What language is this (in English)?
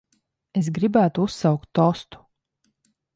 Latvian